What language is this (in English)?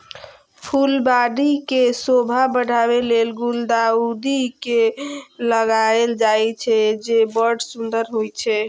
Maithili